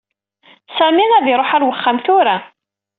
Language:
Kabyle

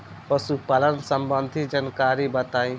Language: Bhojpuri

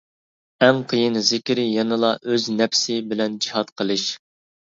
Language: Uyghur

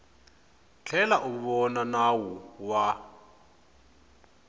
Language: Tsonga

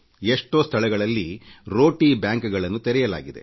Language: Kannada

